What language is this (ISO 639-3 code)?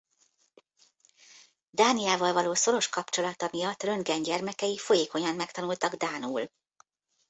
hun